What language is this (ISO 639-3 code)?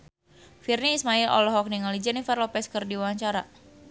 sun